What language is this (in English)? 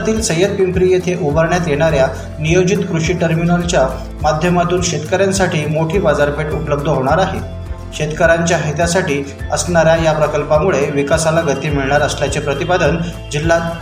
Marathi